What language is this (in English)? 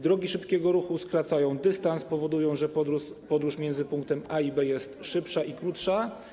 Polish